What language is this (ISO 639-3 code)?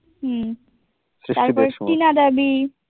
ben